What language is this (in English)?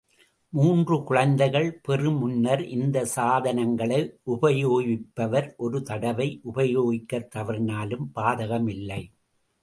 Tamil